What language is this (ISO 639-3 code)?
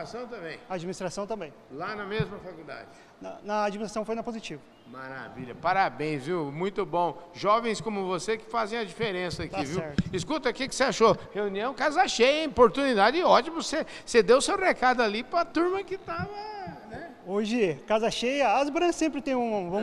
por